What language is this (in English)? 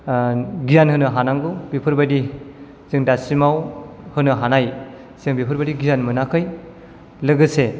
Bodo